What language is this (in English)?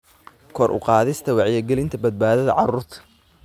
Somali